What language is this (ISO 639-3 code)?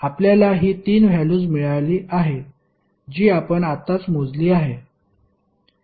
mar